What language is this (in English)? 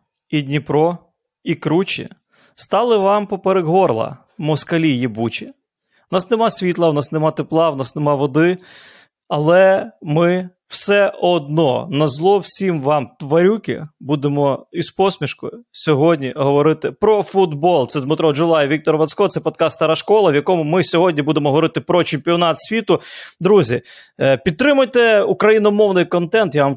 Ukrainian